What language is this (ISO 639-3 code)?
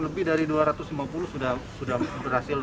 ind